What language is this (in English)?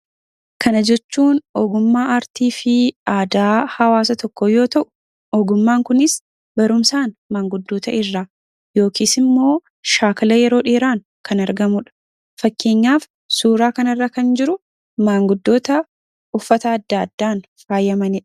Oromo